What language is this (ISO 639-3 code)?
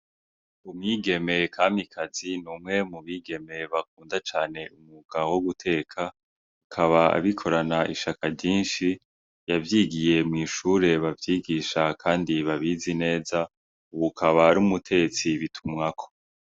run